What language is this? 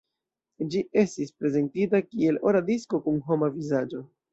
Esperanto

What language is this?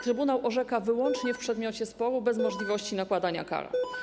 Polish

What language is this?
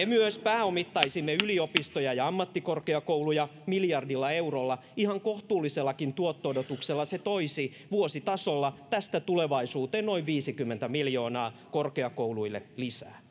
Finnish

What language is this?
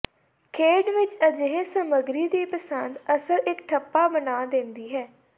Punjabi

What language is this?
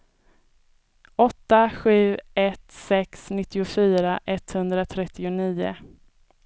Swedish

